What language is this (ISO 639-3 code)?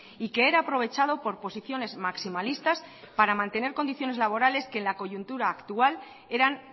spa